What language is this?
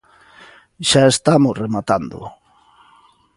Galician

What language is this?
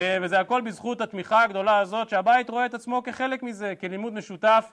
Hebrew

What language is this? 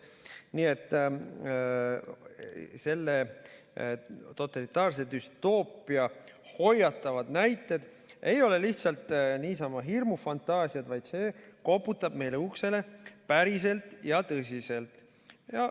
Estonian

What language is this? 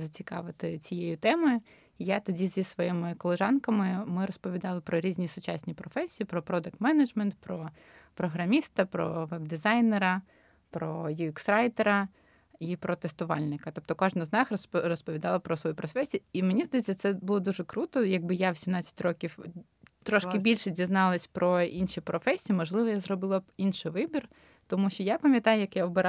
Ukrainian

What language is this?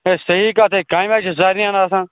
Kashmiri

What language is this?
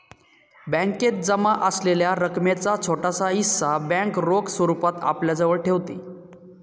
Marathi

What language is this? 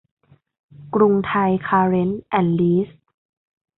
Thai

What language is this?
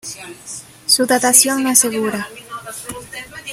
Spanish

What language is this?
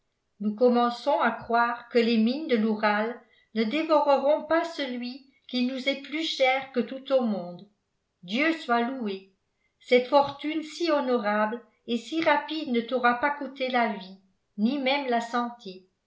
French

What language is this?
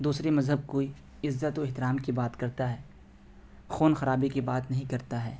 Urdu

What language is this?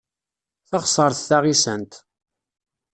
Kabyle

